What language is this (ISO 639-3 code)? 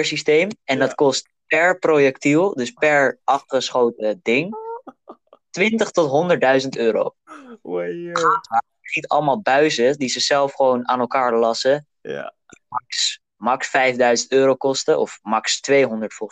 nld